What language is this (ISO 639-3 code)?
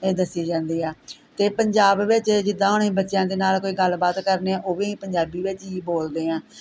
pan